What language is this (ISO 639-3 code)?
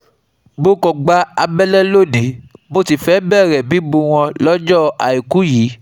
yor